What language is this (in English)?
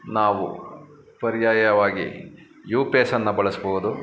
Kannada